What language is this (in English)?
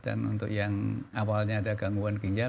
Indonesian